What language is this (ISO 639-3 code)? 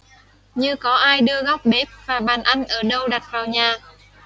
vie